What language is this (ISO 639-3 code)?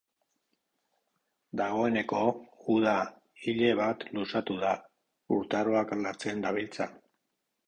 eus